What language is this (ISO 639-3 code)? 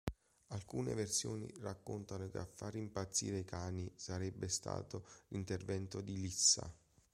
ita